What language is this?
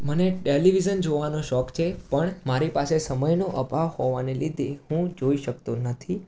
Gujarati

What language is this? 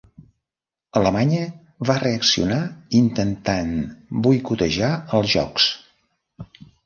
Catalan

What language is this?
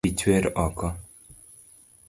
Luo (Kenya and Tanzania)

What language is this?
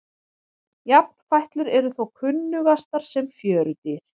Icelandic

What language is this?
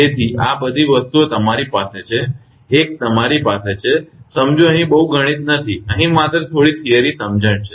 Gujarati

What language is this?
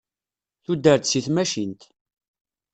Kabyle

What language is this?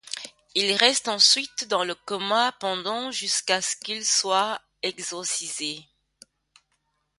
French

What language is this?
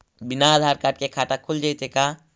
Magahi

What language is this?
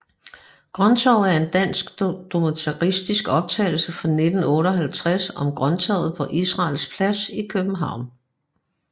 Danish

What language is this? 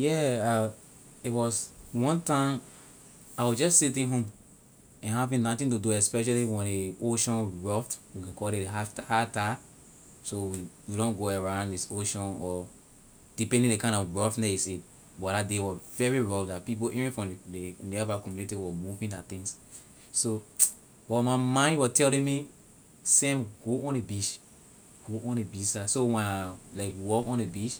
Liberian English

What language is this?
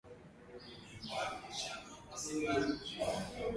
Swahili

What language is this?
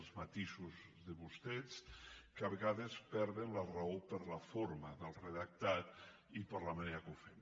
Catalan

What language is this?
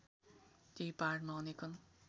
Nepali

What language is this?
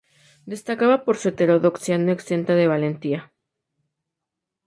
Spanish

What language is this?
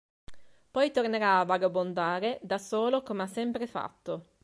Italian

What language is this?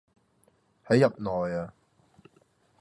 Cantonese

